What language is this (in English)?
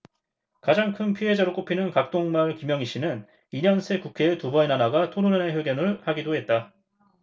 Korean